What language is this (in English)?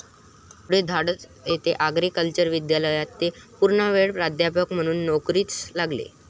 Marathi